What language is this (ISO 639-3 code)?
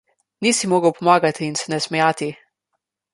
slv